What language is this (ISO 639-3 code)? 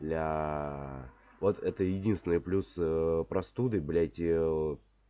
rus